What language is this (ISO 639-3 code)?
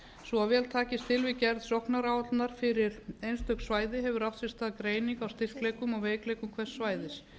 isl